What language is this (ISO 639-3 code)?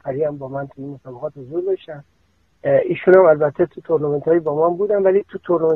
fas